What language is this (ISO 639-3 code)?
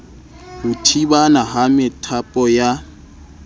sot